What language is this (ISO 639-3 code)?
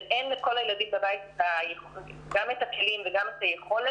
heb